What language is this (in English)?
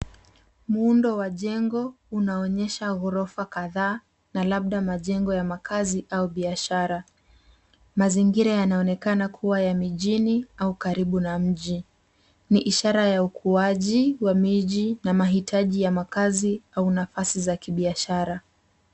Swahili